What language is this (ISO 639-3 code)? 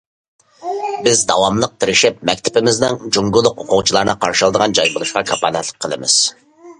uig